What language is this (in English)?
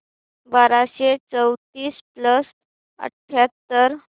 Marathi